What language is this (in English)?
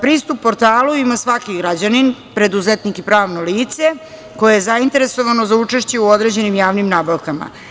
Serbian